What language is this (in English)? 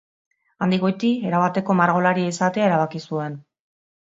Basque